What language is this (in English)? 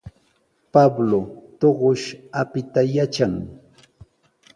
Sihuas Ancash Quechua